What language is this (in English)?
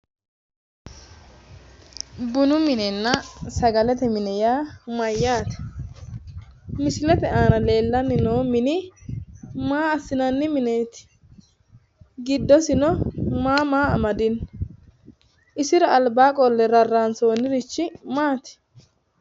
Sidamo